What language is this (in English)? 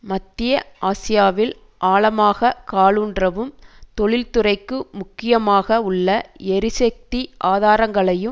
Tamil